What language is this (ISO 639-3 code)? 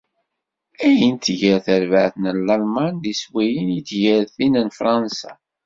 kab